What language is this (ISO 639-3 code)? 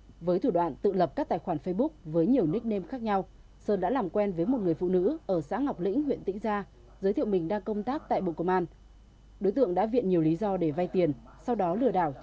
vie